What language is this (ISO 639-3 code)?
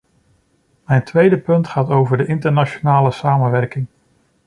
nld